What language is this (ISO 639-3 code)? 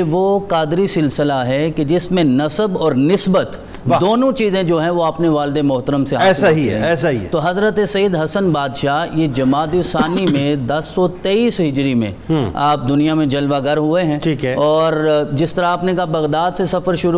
urd